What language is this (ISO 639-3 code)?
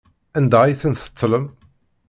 kab